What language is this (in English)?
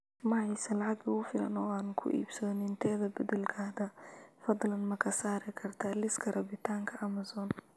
Somali